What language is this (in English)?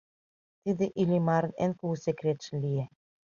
Mari